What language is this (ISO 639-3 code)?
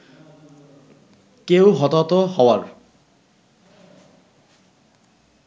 ben